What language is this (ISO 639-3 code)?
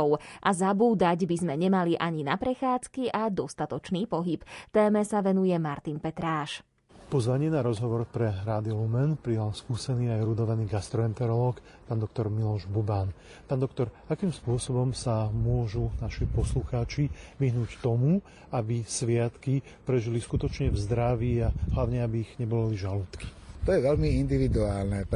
slk